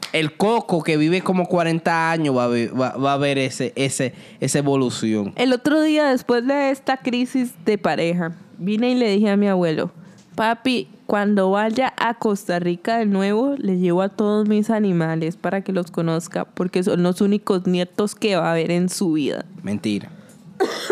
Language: Spanish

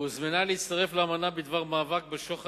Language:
Hebrew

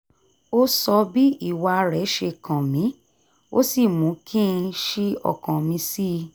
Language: Yoruba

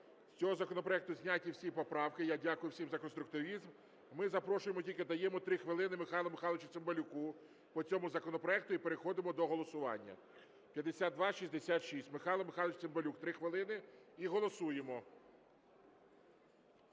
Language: Ukrainian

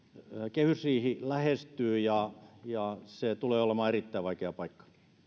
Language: Finnish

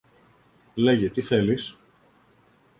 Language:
Greek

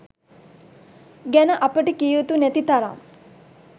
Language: Sinhala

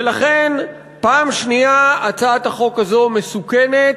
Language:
Hebrew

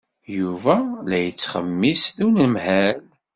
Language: Kabyle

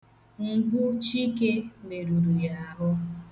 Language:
Igbo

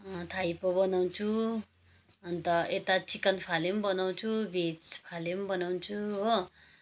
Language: Nepali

